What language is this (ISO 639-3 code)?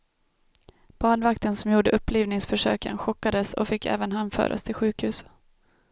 swe